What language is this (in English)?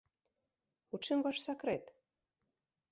Belarusian